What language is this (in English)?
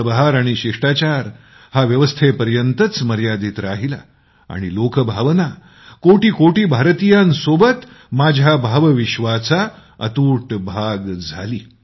Marathi